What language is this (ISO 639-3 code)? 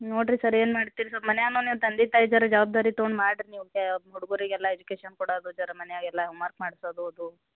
kan